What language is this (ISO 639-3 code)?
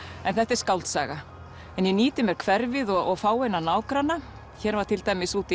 isl